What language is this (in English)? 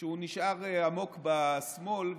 Hebrew